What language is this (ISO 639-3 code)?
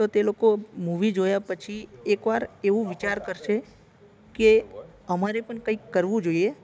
guj